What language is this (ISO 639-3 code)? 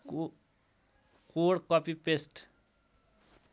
nep